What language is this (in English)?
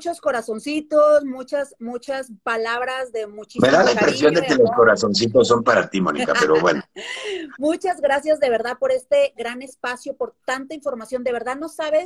Spanish